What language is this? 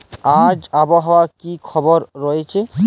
Bangla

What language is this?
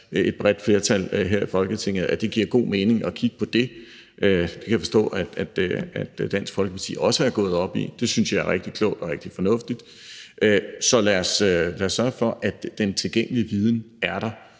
Danish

